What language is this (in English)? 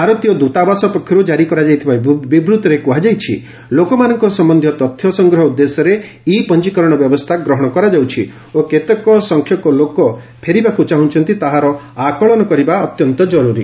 Odia